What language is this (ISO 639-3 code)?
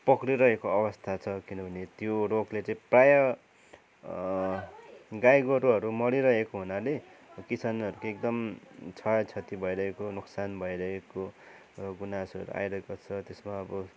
nep